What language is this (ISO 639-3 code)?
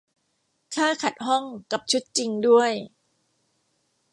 tha